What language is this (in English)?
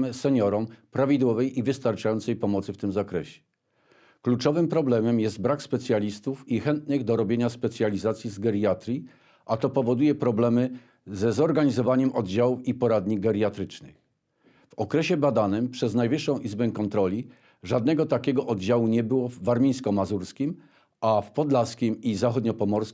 Polish